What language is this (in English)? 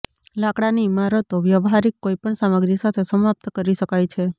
Gujarati